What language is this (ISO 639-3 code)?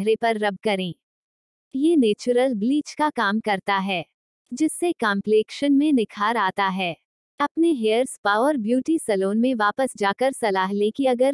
hin